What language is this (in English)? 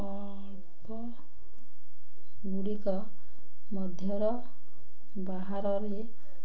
Odia